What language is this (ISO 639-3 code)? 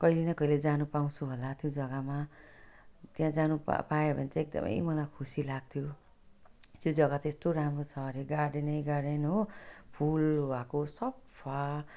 nep